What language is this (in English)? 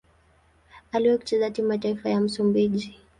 Swahili